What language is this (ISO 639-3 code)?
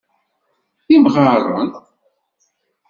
kab